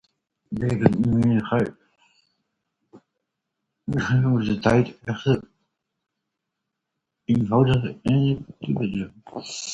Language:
Dutch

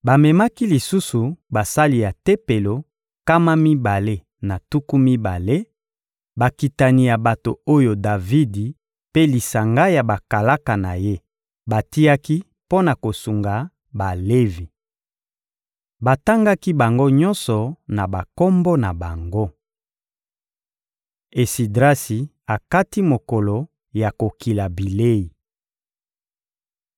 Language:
Lingala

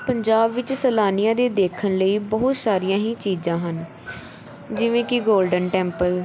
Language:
Punjabi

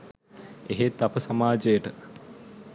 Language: Sinhala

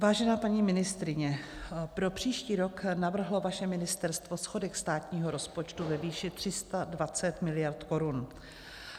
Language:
Czech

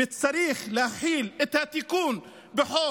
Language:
Hebrew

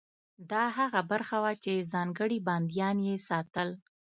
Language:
Pashto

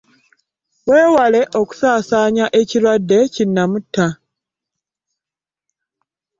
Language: Ganda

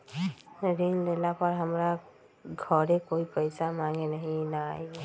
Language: Magahi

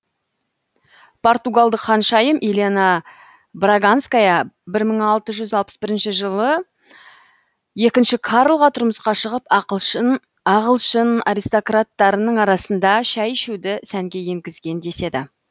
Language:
Kazakh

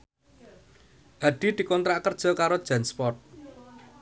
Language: Javanese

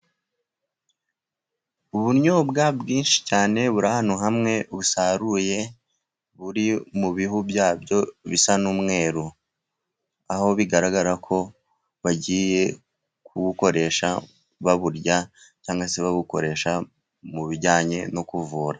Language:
Kinyarwanda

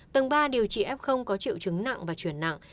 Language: Vietnamese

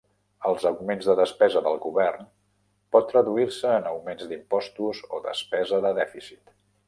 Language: Catalan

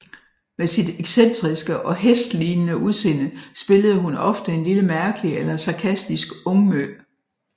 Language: Danish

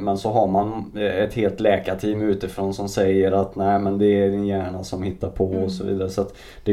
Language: Swedish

